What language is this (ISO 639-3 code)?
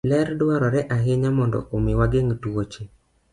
luo